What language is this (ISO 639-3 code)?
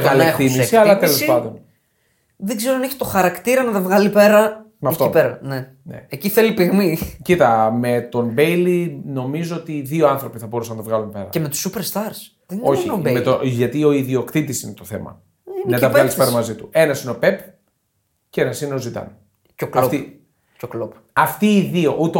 ell